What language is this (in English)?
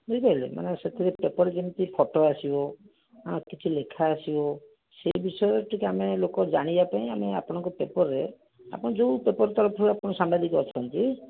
Odia